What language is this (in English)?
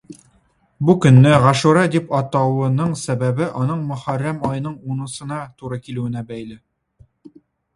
Tatar